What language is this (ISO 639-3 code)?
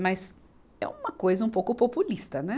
por